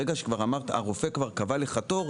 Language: Hebrew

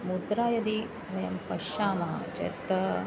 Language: Sanskrit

